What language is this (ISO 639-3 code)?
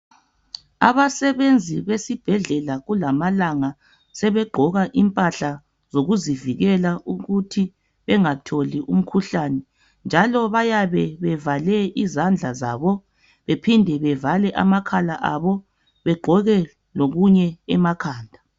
nde